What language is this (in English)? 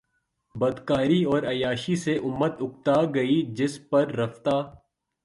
Urdu